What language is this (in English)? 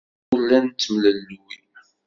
Kabyle